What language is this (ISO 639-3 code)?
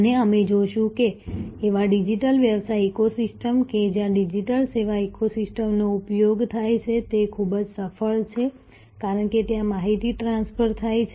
guj